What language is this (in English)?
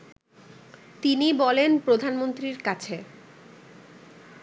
Bangla